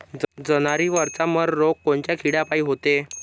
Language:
Marathi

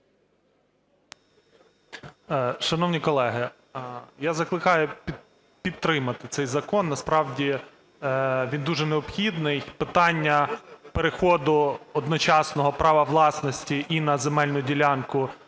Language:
Ukrainian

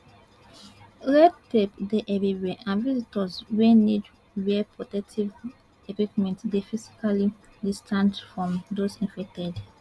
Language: Nigerian Pidgin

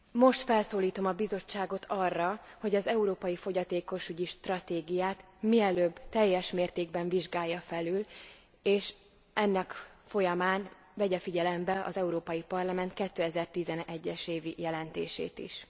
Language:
Hungarian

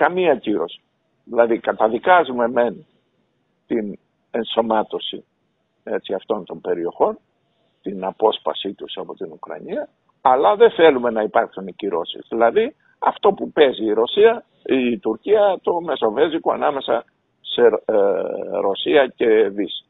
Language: Greek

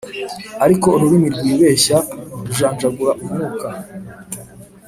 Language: Kinyarwanda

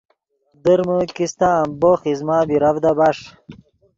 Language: Yidgha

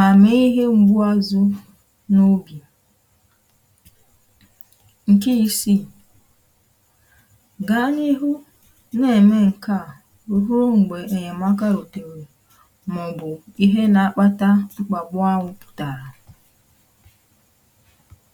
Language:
Igbo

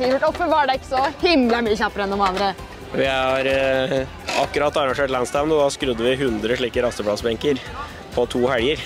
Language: Norwegian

